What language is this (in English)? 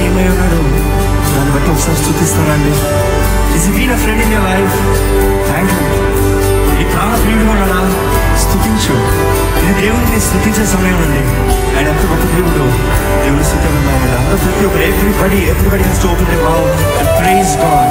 Romanian